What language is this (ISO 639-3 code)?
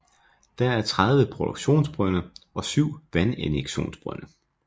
dan